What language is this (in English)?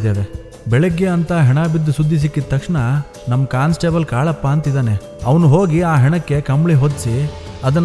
Malayalam